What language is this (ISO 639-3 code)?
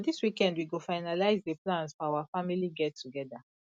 pcm